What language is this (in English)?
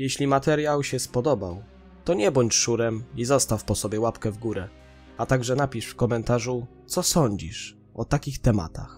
Polish